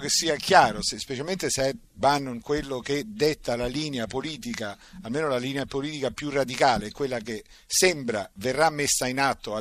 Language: Italian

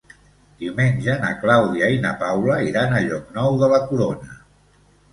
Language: Catalan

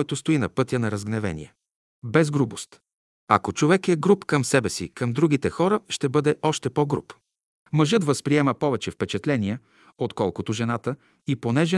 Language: Bulgarian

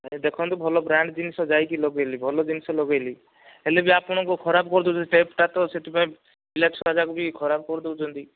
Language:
Odia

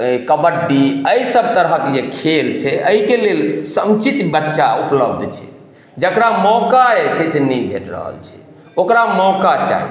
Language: Maithili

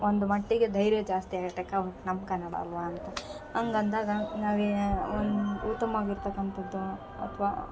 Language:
Kannada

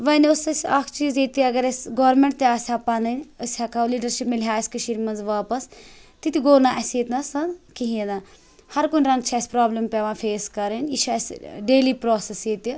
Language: Kashmiri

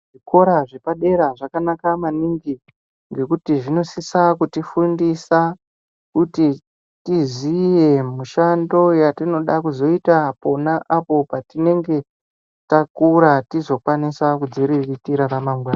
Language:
Ndau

